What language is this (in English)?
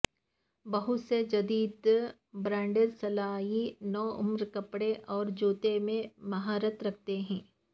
Urdu